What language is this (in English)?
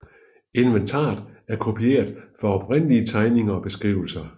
Danish